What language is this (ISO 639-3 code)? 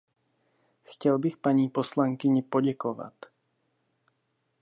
ces